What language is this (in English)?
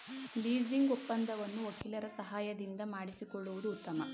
Kannada